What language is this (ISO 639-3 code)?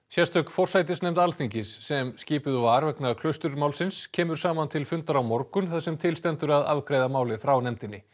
isl